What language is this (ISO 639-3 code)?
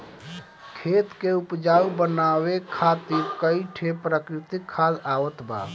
bho